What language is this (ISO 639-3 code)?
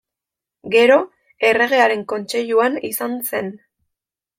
eus